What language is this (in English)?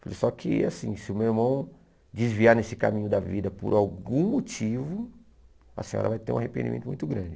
Portuguese